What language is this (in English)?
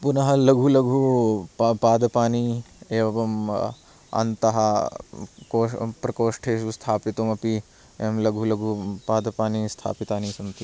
Sanskrit